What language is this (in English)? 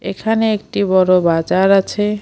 Bangla